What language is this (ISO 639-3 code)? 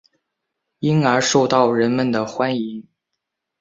zho